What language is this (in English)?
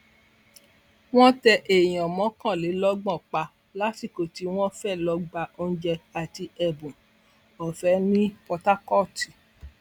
Yoruba